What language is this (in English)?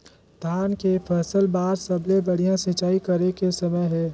Chhattisgarhi